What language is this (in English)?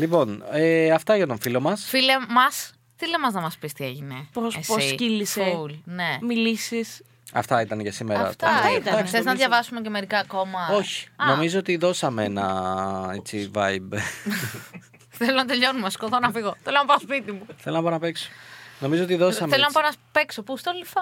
Greek